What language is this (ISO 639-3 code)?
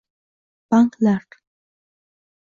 uzb